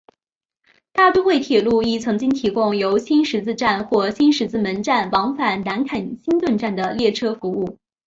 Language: Chinese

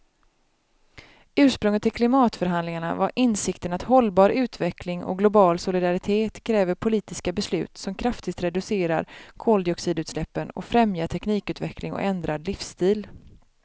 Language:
Swedish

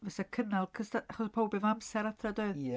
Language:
Welsh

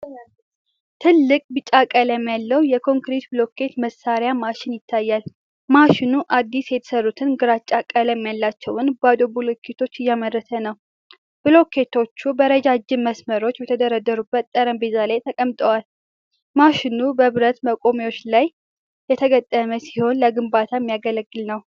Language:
Amharic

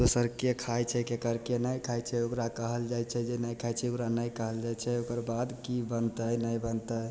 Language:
Maithili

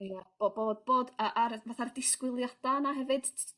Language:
Welsh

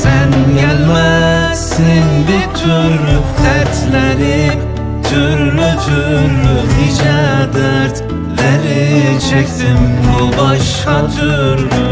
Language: Turkish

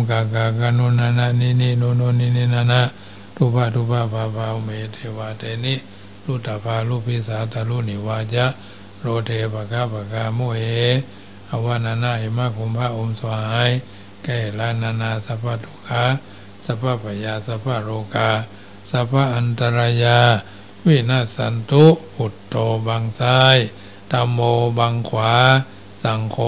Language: Thai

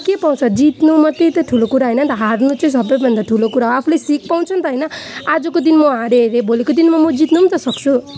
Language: Nepali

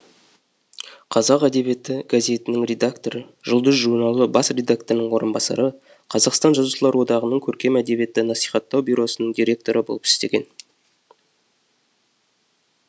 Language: Kazakh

